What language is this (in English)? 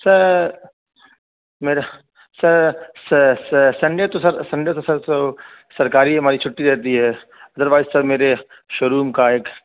Urdu